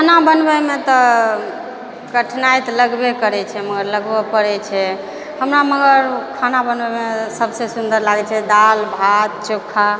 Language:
Maithili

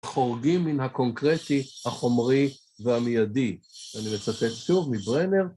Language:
Hebrew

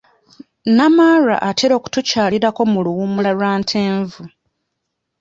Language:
Ganda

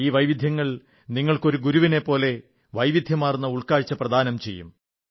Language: Malayalam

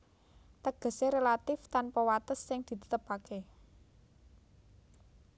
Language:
Javanese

